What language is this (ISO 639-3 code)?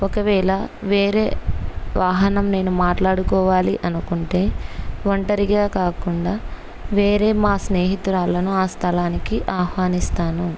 tel